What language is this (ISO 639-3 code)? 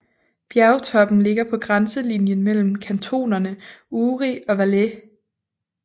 dan